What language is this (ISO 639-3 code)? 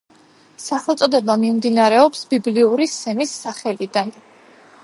kat